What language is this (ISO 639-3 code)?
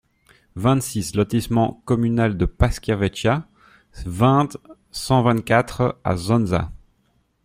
fra